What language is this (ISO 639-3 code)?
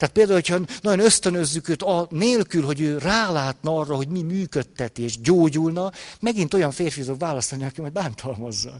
hun